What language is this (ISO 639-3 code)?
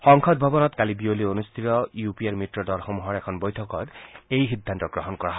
asm